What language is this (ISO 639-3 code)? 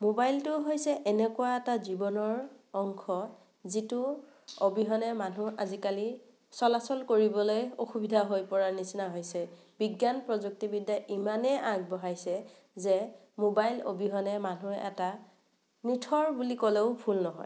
asm